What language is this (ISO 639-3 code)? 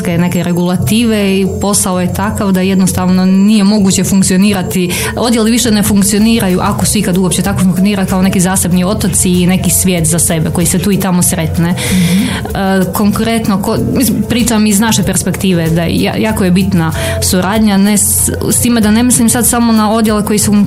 hrv